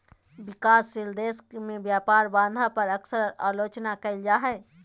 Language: Magahi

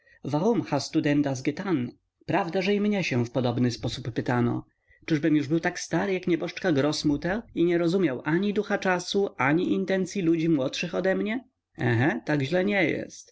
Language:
Polish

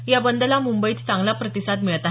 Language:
Marathi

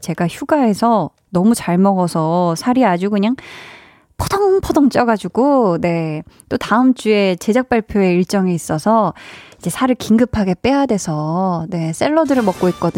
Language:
Korean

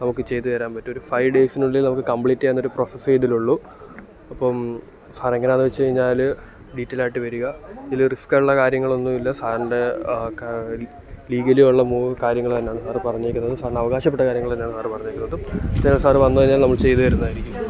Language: Malayalam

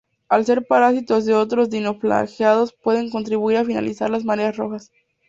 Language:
Spanish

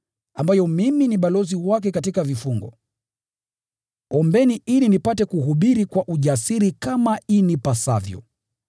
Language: Swahili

